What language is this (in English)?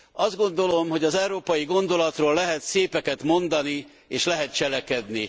Hungarian